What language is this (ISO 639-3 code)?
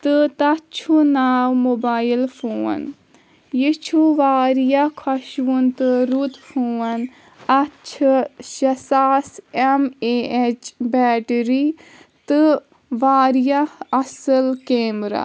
kas